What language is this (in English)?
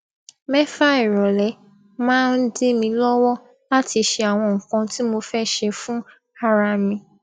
Yoruba